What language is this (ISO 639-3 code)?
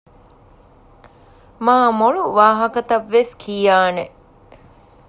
div